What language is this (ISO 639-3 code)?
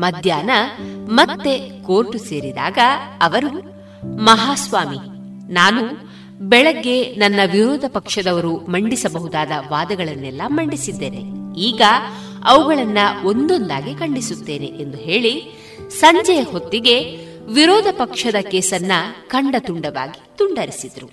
kan